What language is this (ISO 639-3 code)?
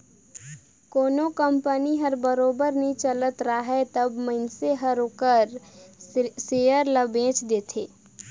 hne